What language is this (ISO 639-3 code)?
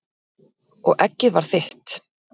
isl